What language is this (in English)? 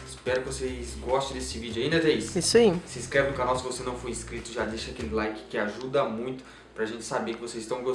Portuguese